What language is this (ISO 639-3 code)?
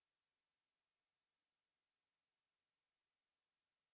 hin